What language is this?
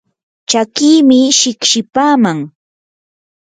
Yanahuanca Pasco Quechua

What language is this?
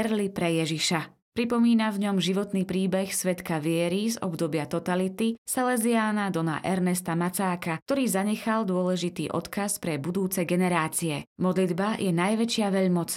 Slovak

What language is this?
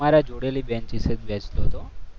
Gujarati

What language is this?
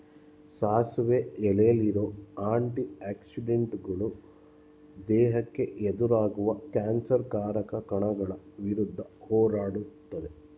Kannada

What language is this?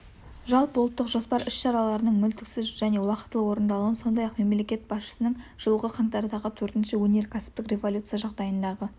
Kazakh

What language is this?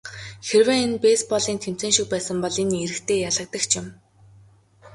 Mongolian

